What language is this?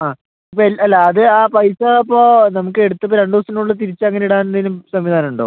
Malayalam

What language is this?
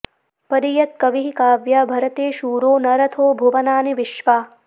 Sanskrit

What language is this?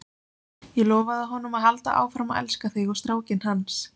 Icelandic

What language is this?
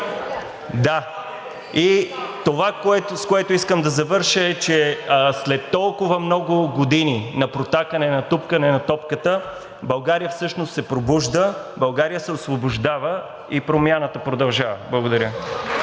Bulgarian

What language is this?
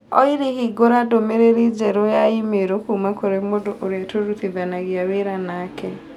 Kikuyu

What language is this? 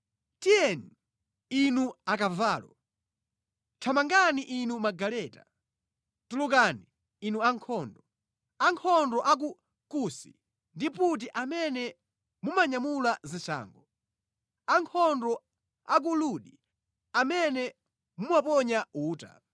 Nyanja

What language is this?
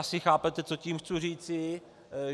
Czech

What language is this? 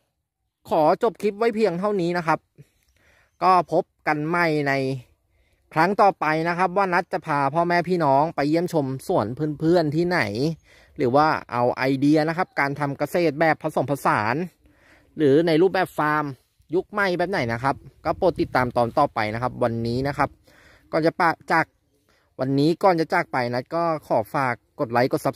Thai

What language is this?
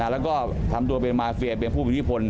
Thai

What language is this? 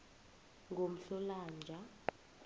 South Ndebele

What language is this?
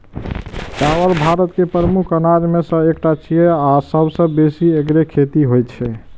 Maithili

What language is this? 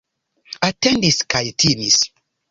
Esperanto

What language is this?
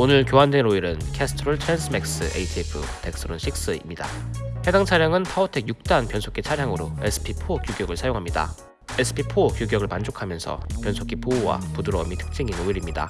Korean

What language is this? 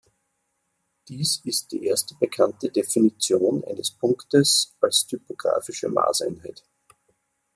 German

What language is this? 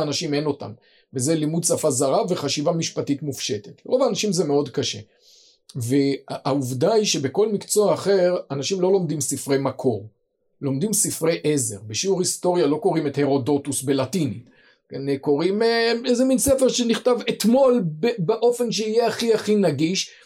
Hebrew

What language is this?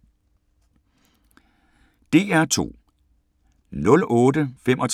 Danish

